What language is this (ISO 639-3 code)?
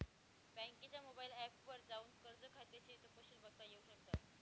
mar